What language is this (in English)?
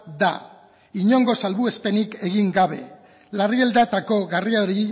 Basque